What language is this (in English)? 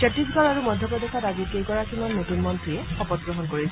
Assamese